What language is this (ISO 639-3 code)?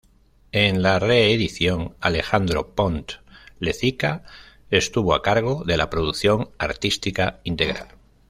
spa